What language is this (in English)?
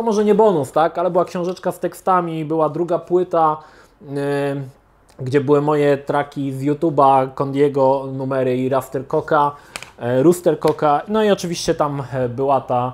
Polish